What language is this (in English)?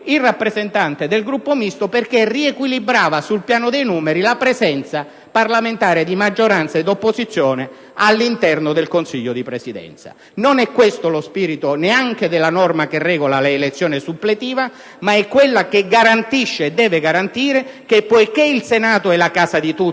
Italian